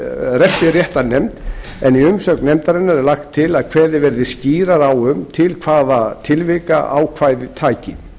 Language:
Icelandic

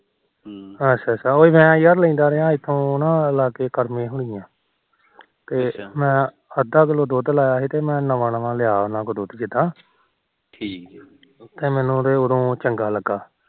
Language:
Punjabi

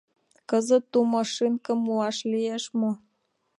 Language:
Mari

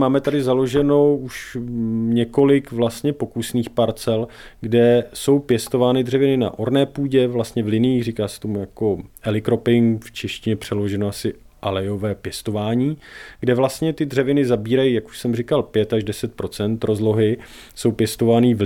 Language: Czech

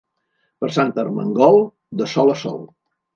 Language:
Catalan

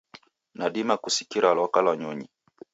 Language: Taita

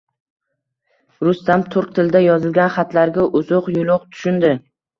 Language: Uzbek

